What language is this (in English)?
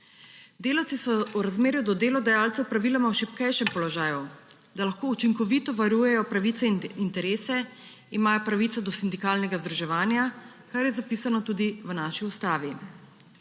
Slovenian